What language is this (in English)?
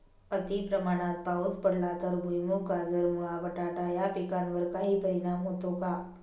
Marathi